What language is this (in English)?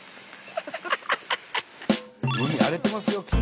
Japanese